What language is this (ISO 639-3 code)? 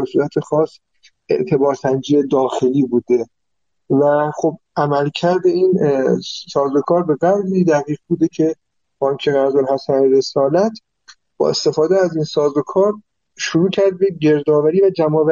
fas